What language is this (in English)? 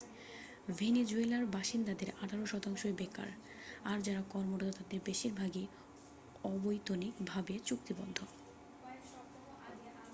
Bangla